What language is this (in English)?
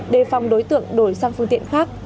Vietnamese